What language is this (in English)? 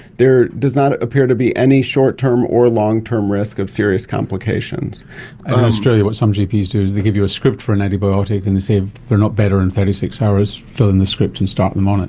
English